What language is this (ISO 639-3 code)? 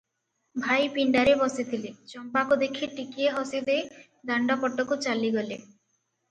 ori